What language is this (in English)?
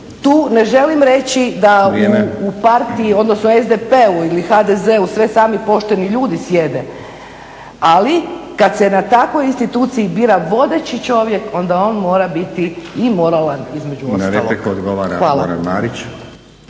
Croatian